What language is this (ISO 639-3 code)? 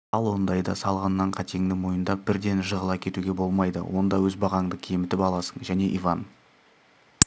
kaz